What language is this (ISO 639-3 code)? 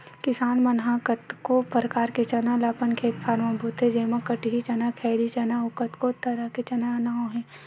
hne